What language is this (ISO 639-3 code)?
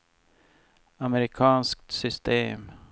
swe